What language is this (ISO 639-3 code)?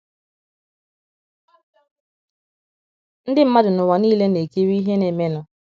ibo